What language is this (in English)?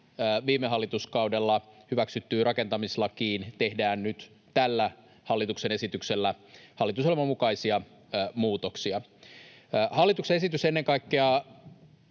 Finnish